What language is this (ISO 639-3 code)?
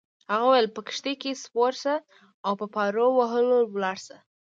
pus